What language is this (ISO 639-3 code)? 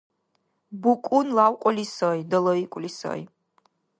dar